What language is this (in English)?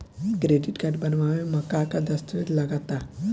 Bhojpuri